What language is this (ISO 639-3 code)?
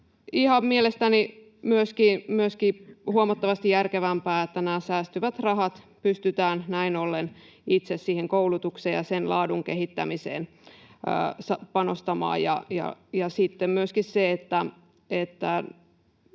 fin